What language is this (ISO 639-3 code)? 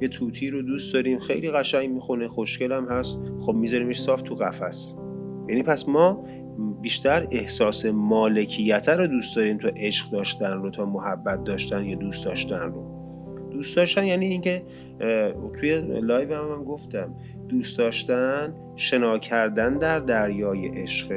fas